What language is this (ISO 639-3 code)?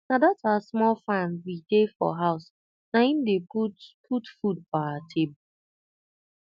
pcm